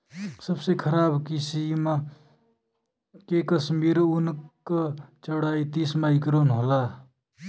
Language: Bhojpuri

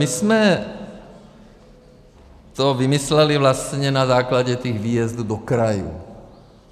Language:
Czech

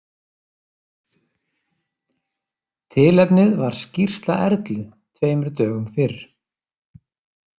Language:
Icelandic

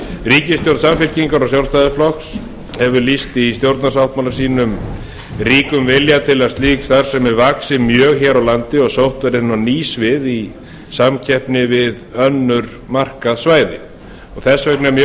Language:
Icelandic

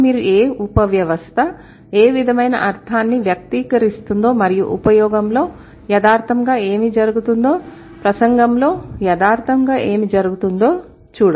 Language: Telugu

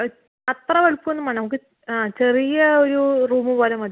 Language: Malayalam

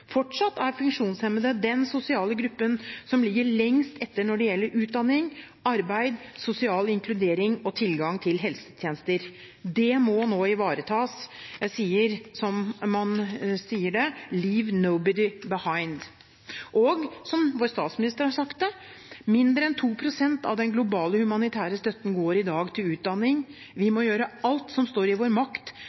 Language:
Norwegian Bokmål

